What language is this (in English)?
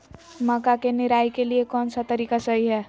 Magahi